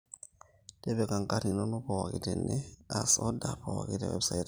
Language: Masai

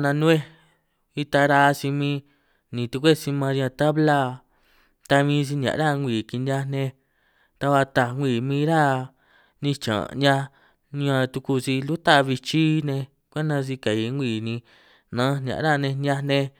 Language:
San Martín Itunyoso Triqui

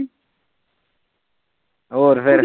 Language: Punjabi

